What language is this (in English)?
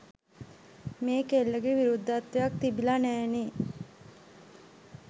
Sinhala